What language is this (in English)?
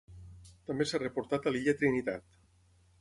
Catalan